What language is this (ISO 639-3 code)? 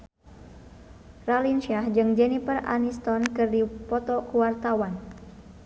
sun